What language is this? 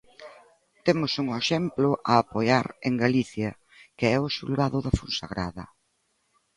Galician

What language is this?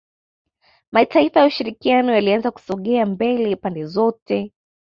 Swahili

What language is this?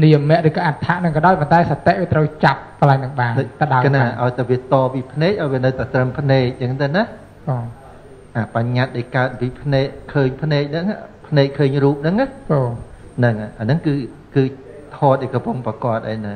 Vietnamese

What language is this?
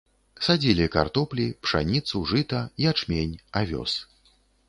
Belarusian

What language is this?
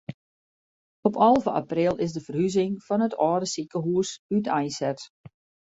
Western Frisian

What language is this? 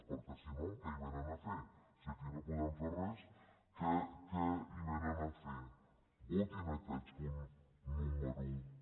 Catalan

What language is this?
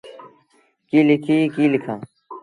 Sindhi Bhil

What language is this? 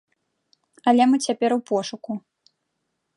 Belarusian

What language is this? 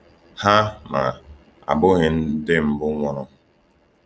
Igbo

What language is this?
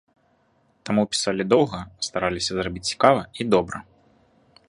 Belarusian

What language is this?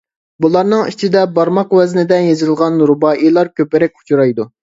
Uyghur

